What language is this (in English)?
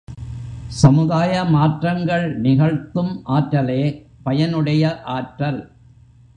Tamil